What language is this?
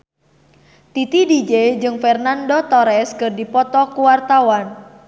Sundanese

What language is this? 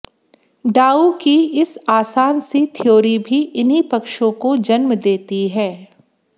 Hindi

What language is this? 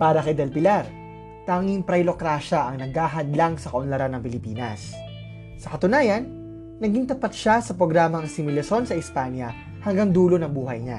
Filipino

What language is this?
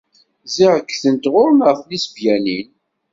Kabyle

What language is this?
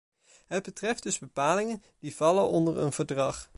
Dutch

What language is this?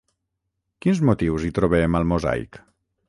Catalan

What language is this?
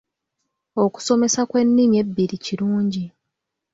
Ganda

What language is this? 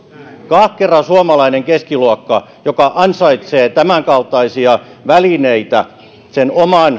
Finnish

